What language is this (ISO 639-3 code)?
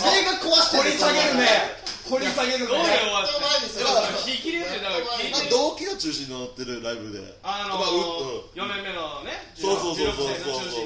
jpn